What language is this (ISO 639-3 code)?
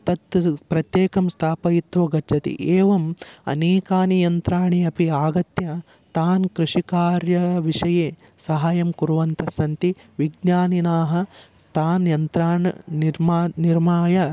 san